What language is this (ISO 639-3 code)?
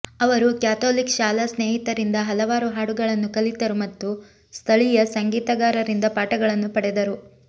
kan